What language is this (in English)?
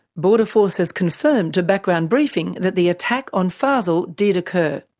English